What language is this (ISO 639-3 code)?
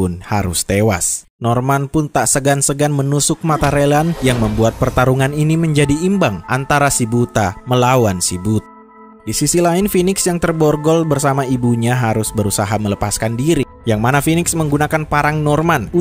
ind